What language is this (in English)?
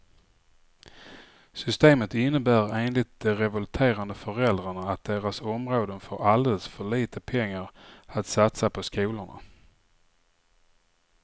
Swedish